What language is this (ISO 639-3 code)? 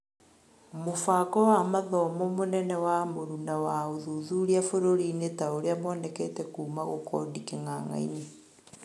kik